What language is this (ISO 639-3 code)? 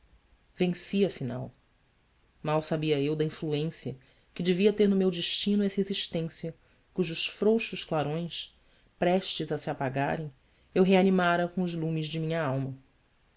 por